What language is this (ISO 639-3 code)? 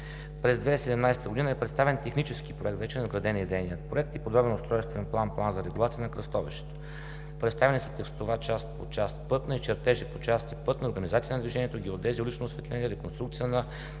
bul